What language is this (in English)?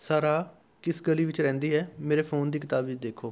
Punjabi